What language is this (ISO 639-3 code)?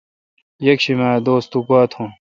xka